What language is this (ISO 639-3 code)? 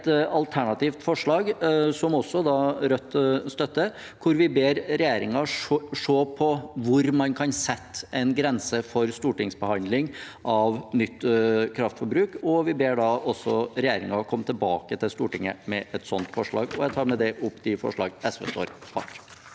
nor